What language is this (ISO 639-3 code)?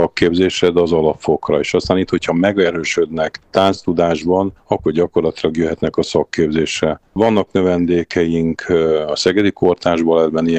hun